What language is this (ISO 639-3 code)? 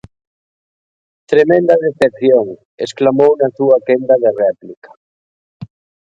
glg